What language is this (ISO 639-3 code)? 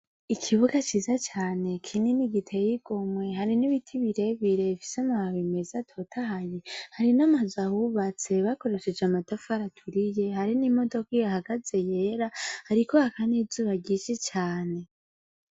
run